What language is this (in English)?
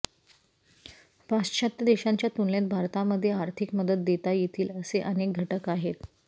Marathi